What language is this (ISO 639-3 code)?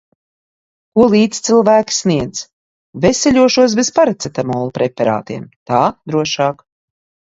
lav